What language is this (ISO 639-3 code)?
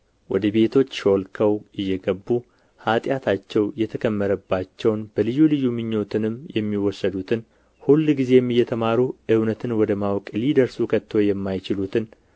amh